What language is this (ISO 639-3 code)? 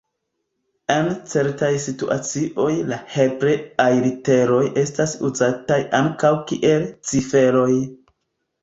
epo